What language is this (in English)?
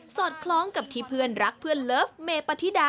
Thai